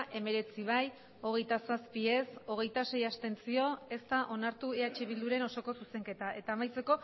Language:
Basque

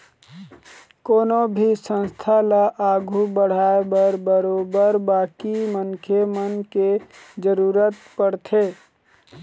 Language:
Chhattisgarhi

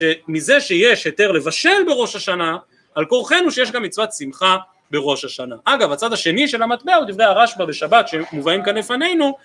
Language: Hebrew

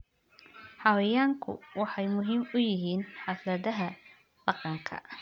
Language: Somali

